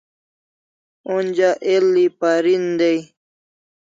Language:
Kalasha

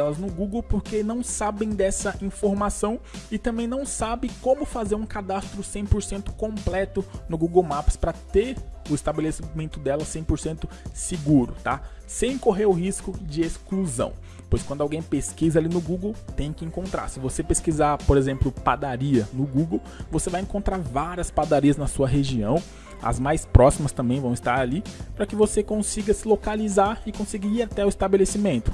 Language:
Portuguese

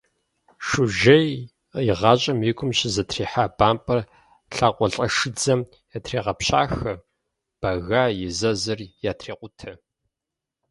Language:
Kabardian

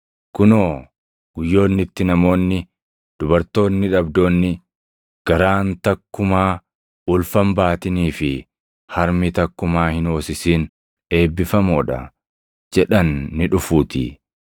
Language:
Oromo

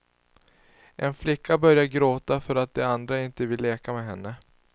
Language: Swedish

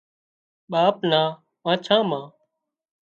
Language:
Wadiyara Koli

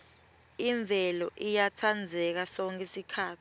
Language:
Swati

